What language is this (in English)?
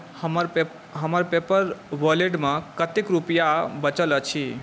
Maithili